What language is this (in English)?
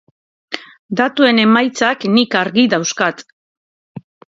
Basque